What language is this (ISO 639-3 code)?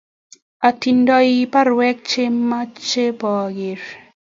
kln